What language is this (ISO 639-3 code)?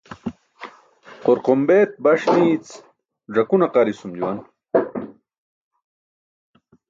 bsk